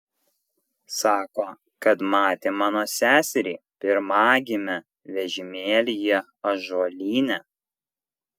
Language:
Lithuanian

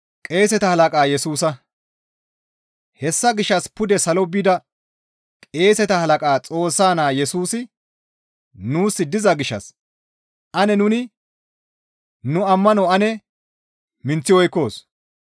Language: Gamo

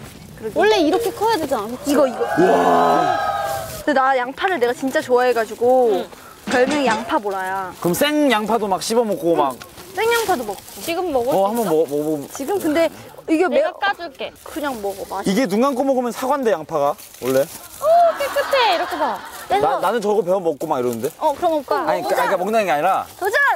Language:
Korean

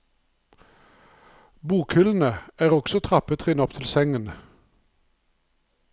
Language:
Norwegian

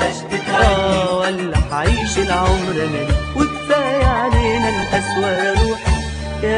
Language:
Arabic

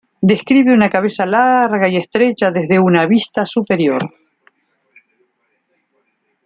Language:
Spanish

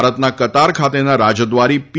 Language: Gujarati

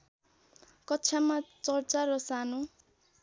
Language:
Nepali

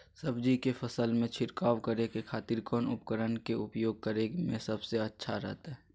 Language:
Magahi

